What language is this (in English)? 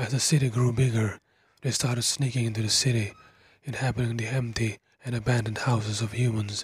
English